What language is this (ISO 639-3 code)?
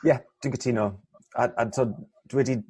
cym